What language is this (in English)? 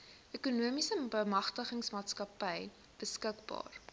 Afrikaans